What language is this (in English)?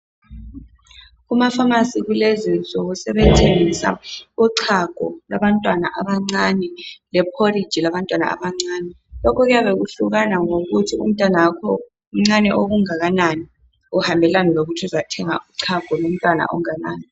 North Ndebele